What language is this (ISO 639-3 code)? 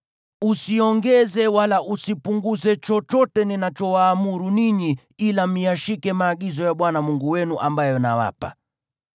swa